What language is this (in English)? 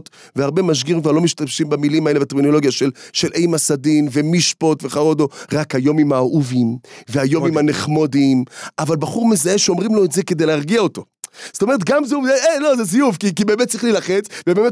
Hebrew